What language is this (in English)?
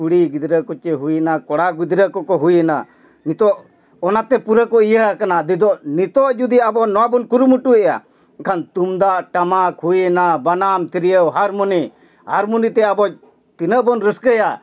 Santali